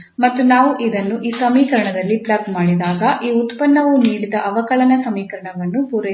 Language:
Kannada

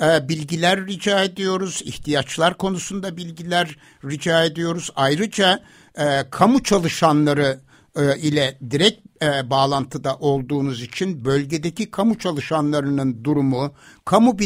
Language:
Turkish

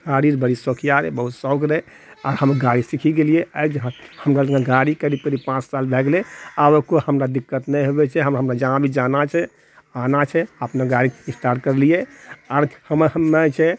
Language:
Maithili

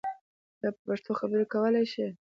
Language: Pashto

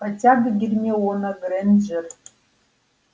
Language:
Russian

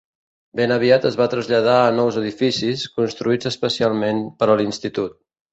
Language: Catalan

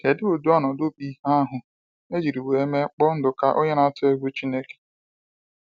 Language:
Igbo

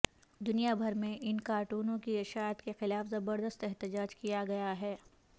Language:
Urdu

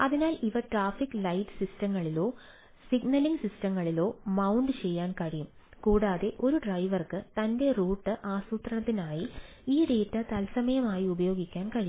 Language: Malayalam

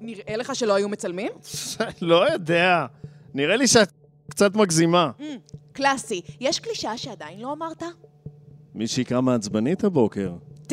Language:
Hebrew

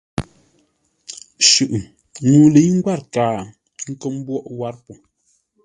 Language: Ngombale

